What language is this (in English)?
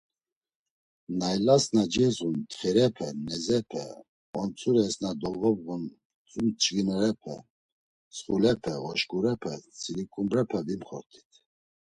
Laz